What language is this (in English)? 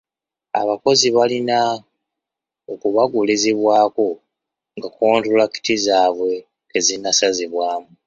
Ganda